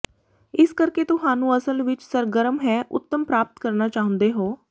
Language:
Punjabi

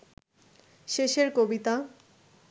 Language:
Bangla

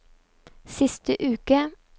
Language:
Norwegian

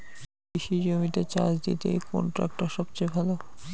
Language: Bangla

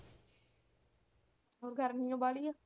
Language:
Punjabi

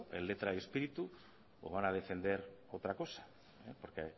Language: Spanish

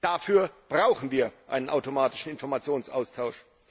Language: German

